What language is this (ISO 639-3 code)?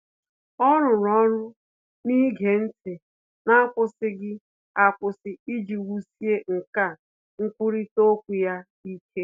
ibo